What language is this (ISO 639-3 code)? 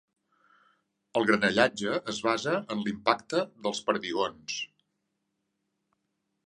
cat